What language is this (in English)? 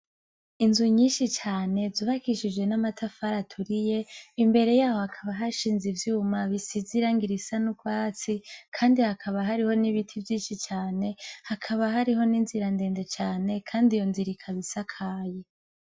Rundi